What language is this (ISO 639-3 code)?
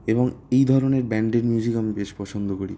ben